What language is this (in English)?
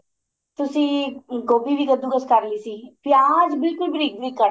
Punjabi